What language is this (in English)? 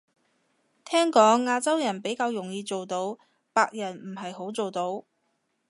Cantonese